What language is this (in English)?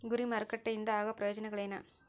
Kannada